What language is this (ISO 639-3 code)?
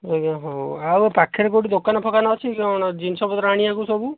ori